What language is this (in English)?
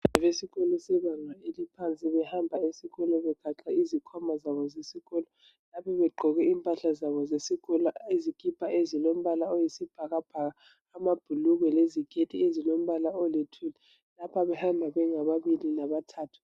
North Ndebele